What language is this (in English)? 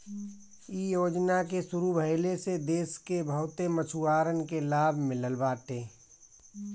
Bhojpuri